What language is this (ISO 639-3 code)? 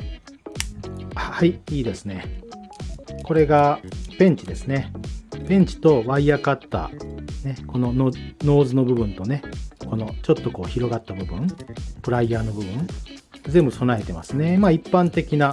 jpn